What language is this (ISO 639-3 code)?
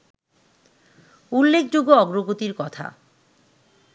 ben